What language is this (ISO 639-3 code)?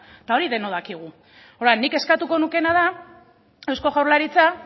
eus